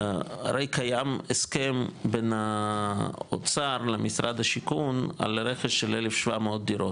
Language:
Hebrew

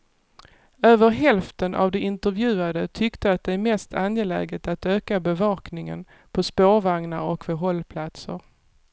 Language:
Swedish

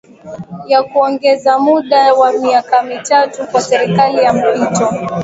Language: Swahili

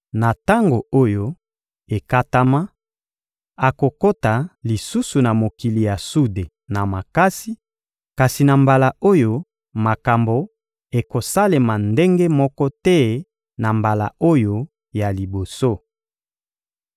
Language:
Lingala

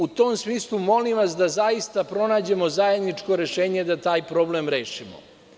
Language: Serbian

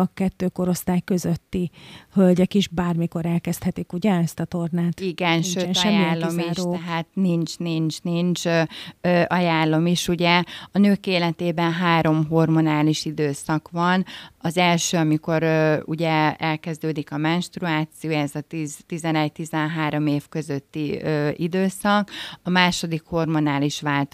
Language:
Hungarian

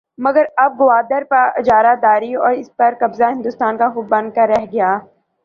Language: Urdu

